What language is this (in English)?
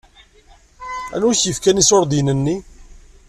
Kabyle